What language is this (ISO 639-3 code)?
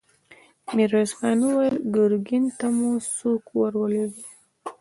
pus